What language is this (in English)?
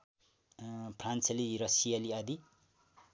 Nepali